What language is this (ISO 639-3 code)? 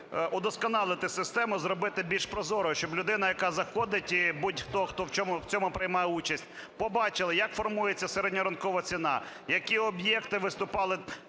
ukr